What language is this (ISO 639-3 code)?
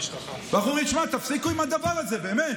heb